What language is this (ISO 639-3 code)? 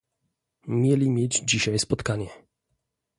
pol